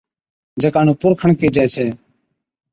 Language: Od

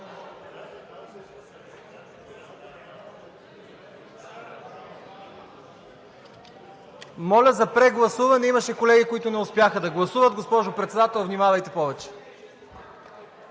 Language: Bulgarian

